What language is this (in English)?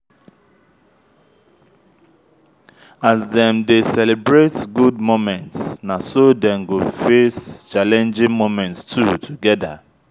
Nigerian Pidgin